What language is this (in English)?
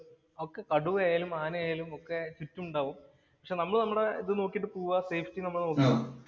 Malayalam